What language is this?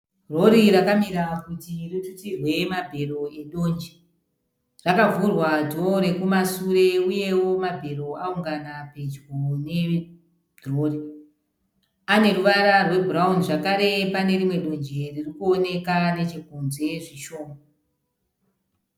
Shona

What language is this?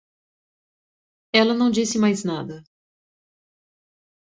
Portuguese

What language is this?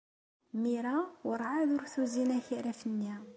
Kabyle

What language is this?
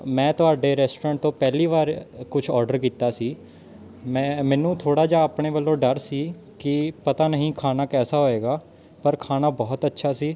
Punjabi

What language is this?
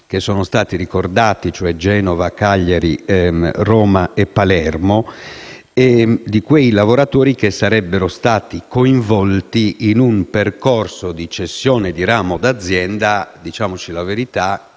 Italian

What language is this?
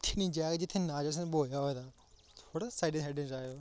Dogri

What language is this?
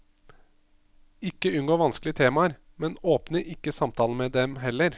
Norwegian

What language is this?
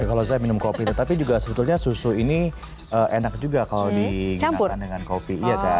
Indonesian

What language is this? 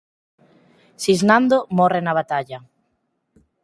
Galician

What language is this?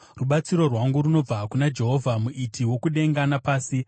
Shona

